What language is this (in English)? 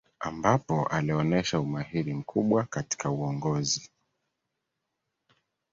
Swahili